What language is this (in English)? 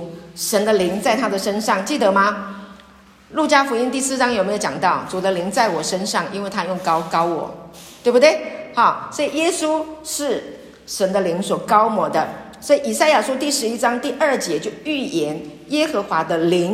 Chinese